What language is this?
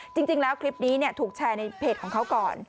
Thai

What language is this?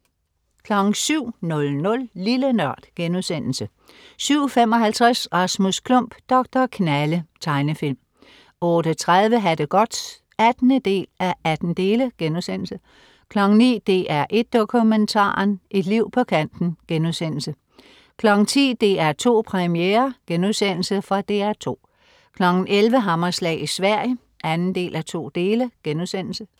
Danish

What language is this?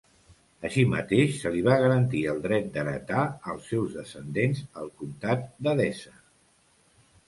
Catalan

